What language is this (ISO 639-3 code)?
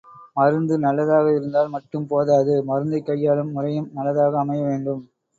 tam